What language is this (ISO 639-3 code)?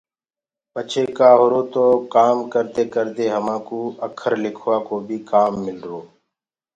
ggg